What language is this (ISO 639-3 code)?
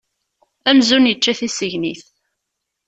kab